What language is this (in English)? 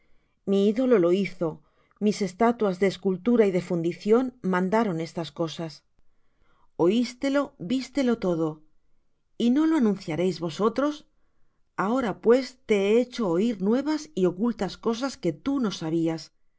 Spanish